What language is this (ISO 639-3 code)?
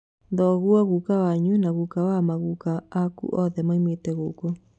kik